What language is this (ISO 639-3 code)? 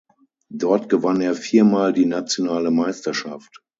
deu